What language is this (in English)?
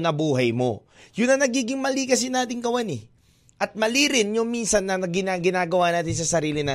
Filipino